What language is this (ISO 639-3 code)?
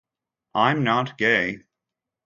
eng